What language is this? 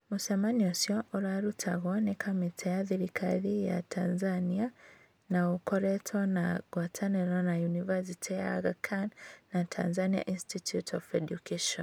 Kikuyu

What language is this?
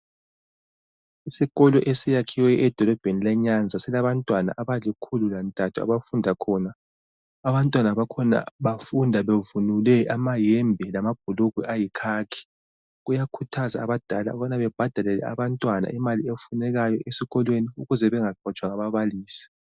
North Ndebele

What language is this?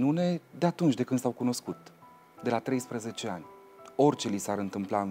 Romanian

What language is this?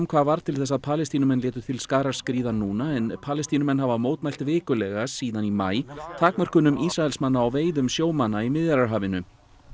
Icelandic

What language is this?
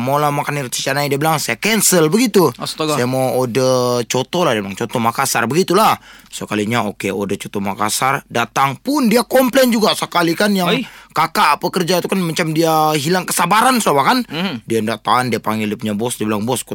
Malay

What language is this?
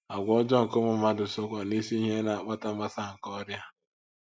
Igbo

